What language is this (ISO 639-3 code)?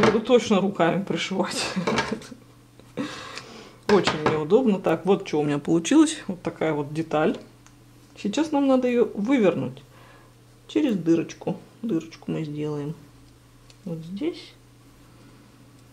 rus